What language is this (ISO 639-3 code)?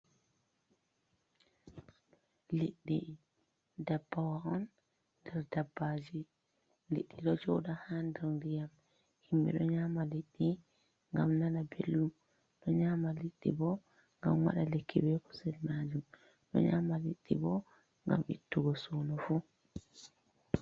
ful